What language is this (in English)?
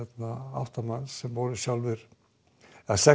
Icelandic